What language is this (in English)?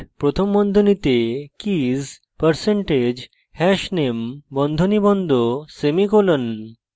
Bangla